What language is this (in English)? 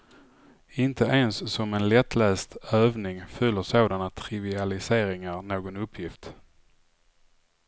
Swedish